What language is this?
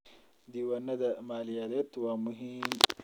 Somali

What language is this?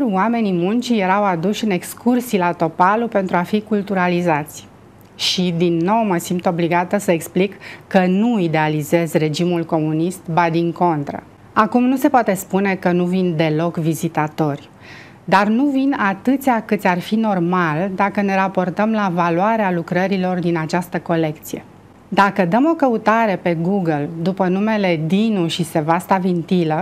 Romanian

